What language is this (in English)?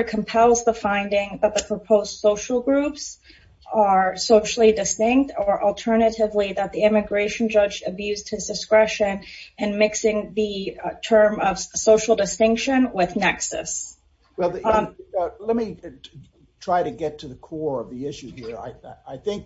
English